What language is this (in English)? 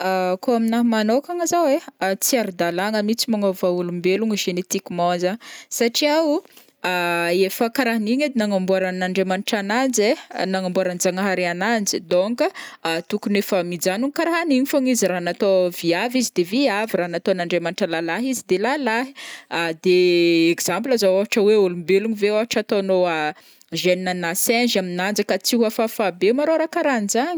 Northern Betsimisaraka Malagasy